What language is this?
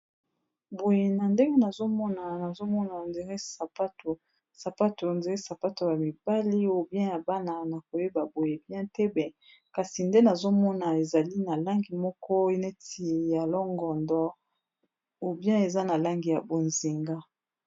Lingala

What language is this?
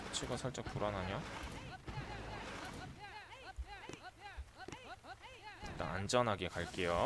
Korean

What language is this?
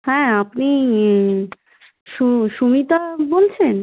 Bangla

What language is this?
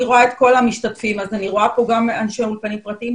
Hebrew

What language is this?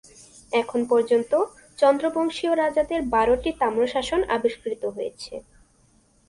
Bangla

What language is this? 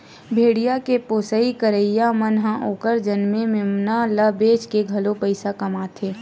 Chhattisgarhi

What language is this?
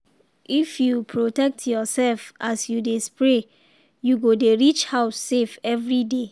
Nigerian Pidgin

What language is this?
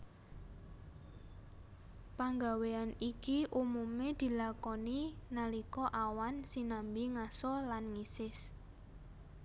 Javanese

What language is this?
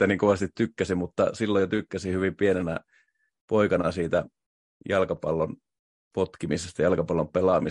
Finnish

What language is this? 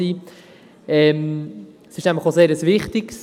Swiss German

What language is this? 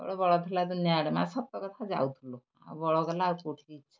Odia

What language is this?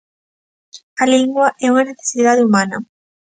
Galician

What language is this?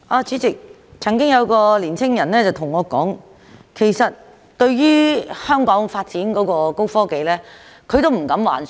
Cantonese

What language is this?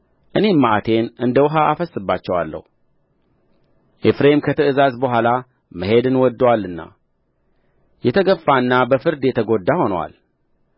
Amharic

